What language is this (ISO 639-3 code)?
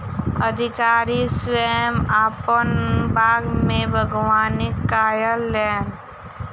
mai